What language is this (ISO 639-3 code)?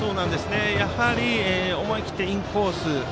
jpn